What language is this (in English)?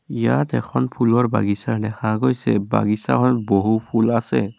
Assamese